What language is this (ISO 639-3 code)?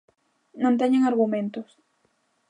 glg